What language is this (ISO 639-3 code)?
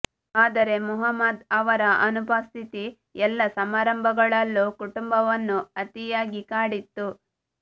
kan